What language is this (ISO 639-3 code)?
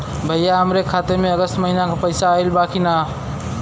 bho